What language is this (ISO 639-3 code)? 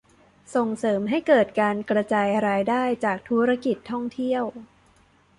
tha